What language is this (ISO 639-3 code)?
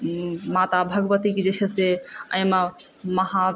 mai